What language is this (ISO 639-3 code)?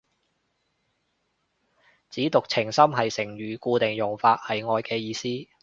yue